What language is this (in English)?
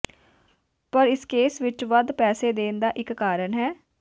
Punjabi